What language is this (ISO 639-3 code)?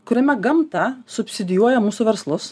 lit